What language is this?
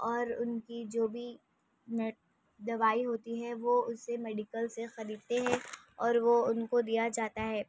Urdu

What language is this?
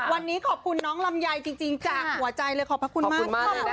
Thai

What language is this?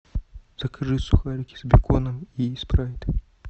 Russian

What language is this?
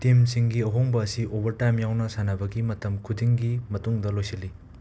Manipuri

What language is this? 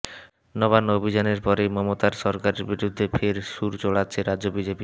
Bangla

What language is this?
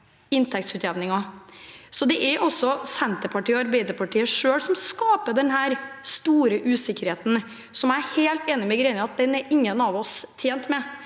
Norwegian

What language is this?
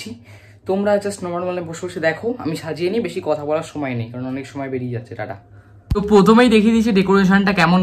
Bangla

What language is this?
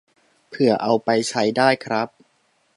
Thai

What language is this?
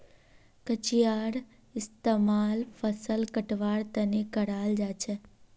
Magahi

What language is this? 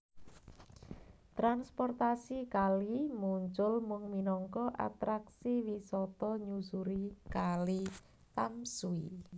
Javanese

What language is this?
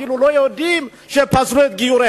Hebrew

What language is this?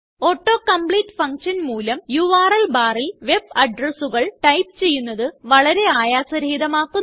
Malayalam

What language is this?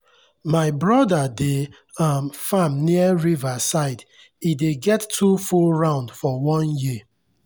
Nigerian Pidgin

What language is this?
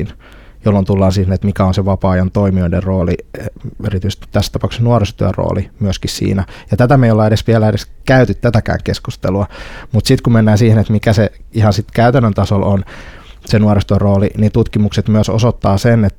Finnish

